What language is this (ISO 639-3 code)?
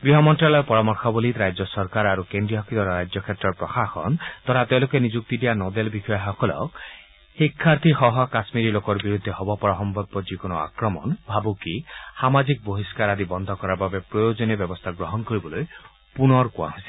asm